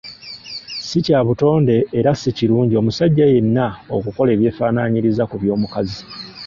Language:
Ganda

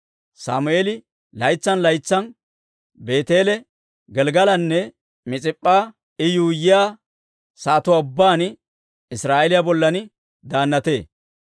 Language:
Dawro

